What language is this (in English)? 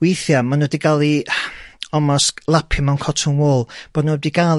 Welsh